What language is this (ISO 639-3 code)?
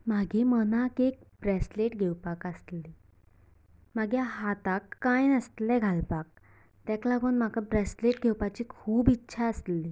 kok